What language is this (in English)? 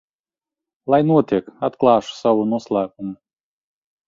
Latvian